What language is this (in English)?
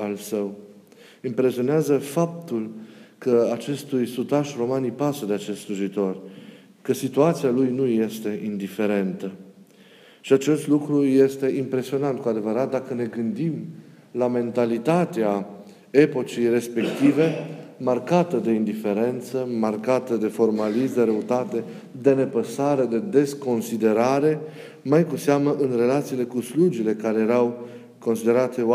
Romanian